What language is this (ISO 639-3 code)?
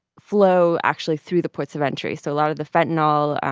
eng